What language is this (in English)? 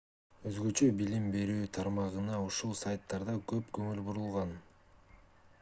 Kyrgyz